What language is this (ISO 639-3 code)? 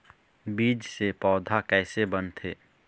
hne